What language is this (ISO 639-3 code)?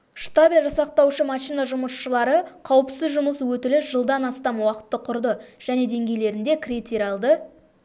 kaz